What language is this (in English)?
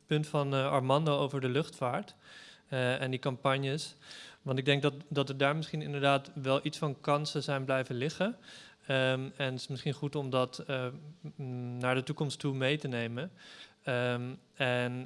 Dutch